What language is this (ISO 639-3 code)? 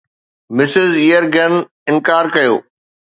snd